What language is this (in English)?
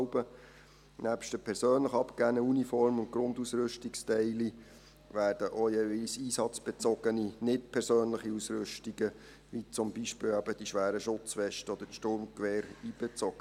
Swiss German